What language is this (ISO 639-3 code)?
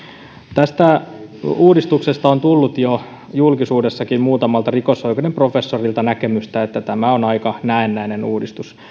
fin